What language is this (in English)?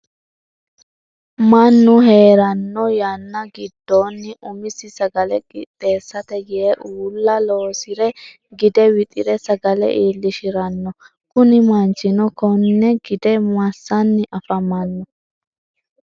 Sidamo